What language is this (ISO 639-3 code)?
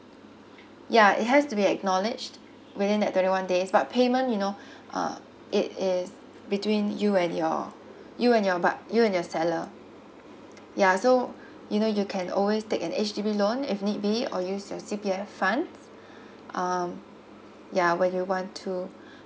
eng